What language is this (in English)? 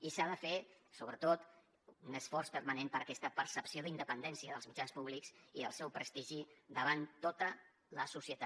Catalan